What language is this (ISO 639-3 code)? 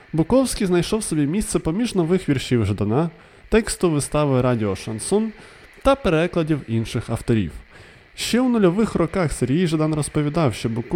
ukr